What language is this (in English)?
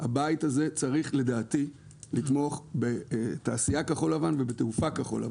Hebrew